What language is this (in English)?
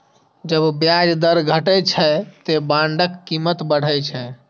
Maithili